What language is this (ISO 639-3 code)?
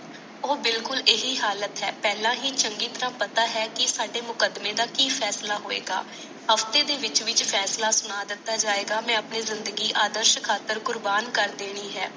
pan